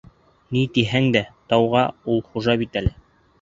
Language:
Bashkir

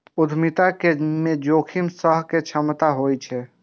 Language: Maithili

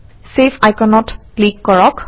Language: Assamese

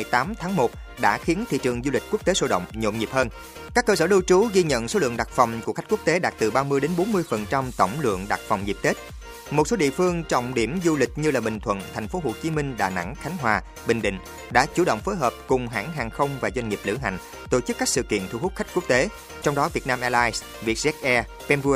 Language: Vietnamese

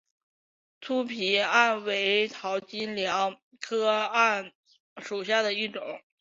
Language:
Chinese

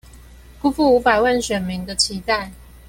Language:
Chinese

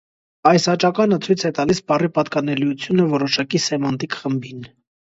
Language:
Armenian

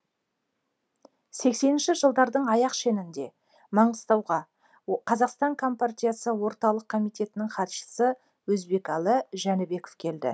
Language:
Kazakh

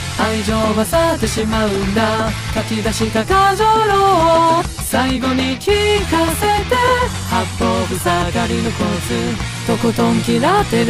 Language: Japanese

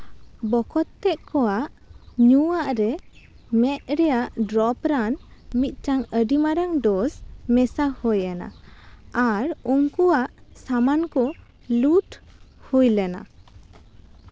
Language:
Santali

